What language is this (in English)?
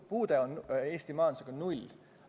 Estonian